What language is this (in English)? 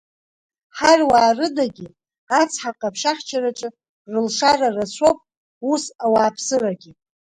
Abkhazian